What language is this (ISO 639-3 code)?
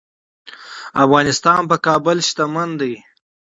pus